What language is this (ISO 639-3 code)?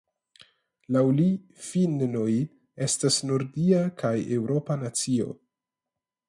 epo